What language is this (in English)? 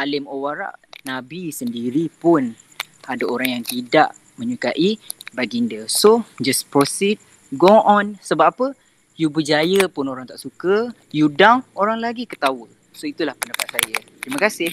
Malay